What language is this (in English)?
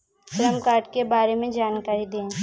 Hindi